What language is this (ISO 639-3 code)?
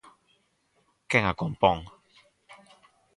glg